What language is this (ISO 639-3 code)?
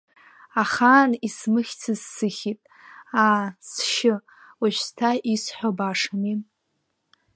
abk